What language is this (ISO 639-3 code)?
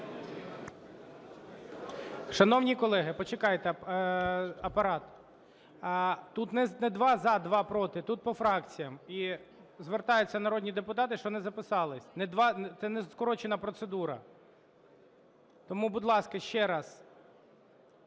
ukr